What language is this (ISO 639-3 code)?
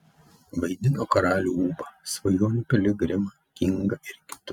lit